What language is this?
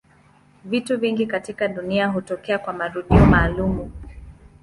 Swahili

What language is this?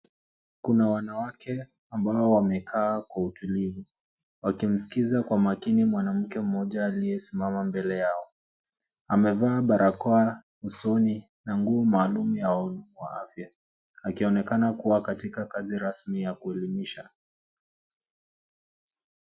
Swahili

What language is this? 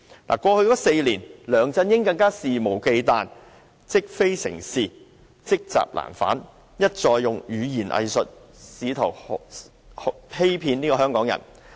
Cantonese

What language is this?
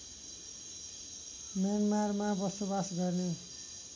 Nepali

